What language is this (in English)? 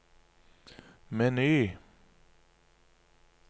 Norwegian